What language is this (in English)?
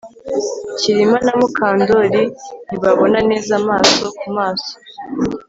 Kinyarwanda